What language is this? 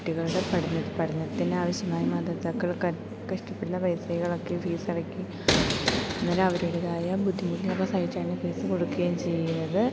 Malayalam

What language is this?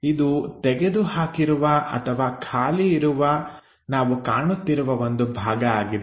Kannada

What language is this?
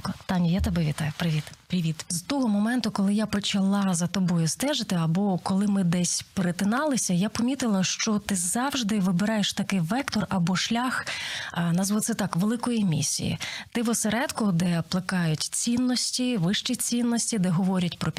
Ukrainian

